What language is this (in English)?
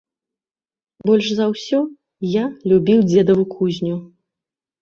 Belarusian